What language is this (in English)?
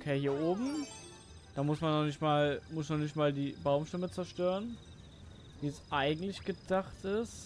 German